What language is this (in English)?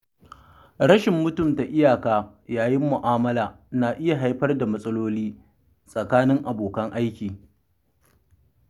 Hausa